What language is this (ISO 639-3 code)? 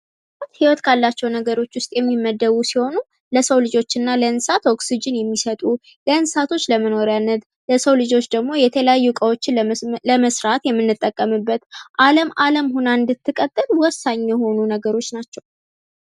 amh